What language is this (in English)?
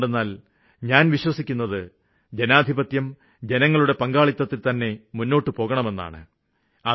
Malayalam